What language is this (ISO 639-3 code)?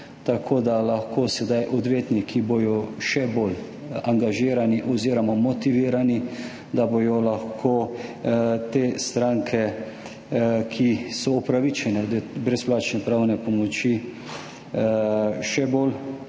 slv